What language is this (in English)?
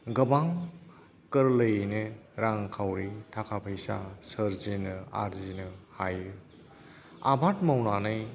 Bodo